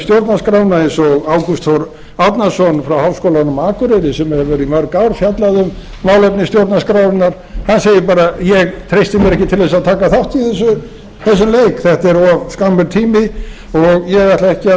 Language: Icelandic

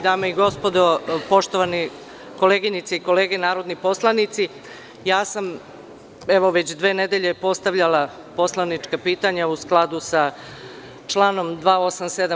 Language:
Serbian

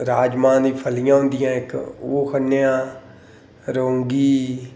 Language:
Dogri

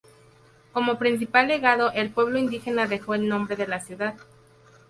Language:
Spanish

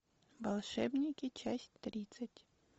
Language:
Russian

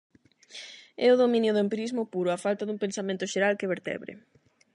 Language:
Galician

